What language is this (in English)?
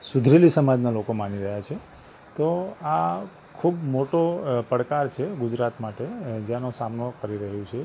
Gujarati